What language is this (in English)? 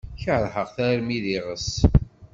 Kabyle